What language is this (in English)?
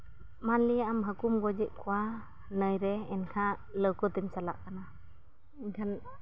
Santali